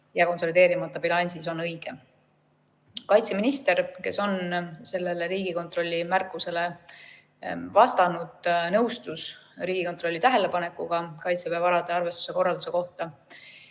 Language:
Estonian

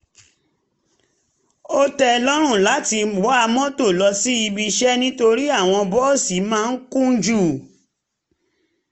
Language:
Yoruba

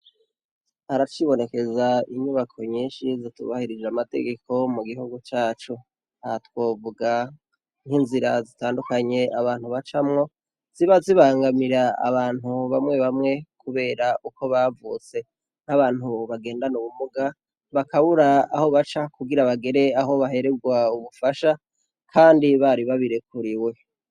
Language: Rundi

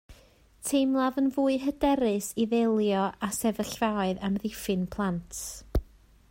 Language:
Welsh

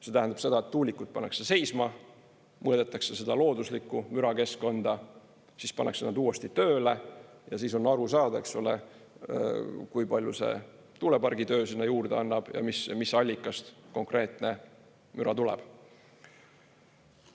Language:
Estonian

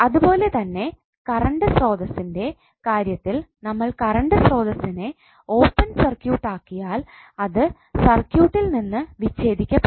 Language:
Malayalam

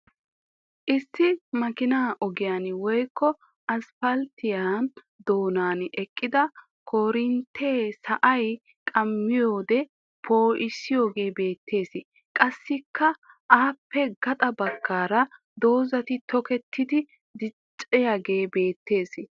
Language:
Wolaytta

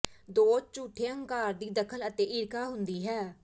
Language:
Punjabi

